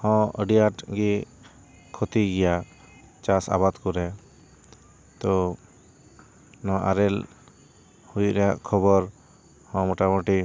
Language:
Santali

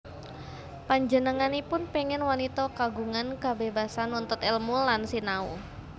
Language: Javanese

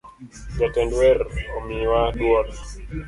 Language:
Luo (Kenya and Tanzania)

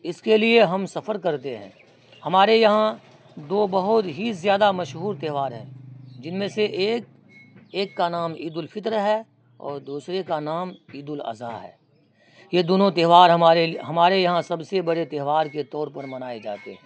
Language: Urdu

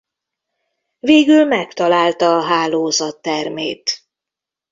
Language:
Hungarian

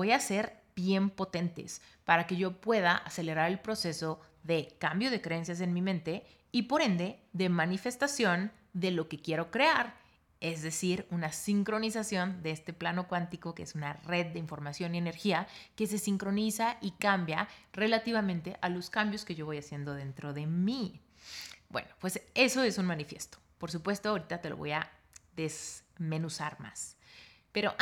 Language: Spanish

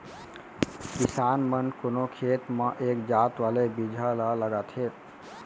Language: Chhattisgarhi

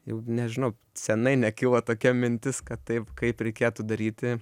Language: Lithuanian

